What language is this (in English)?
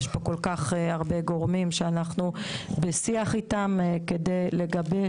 Hebrew